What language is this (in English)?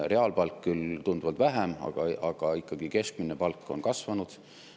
Estonian